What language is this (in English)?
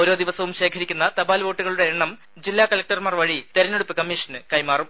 Malayalam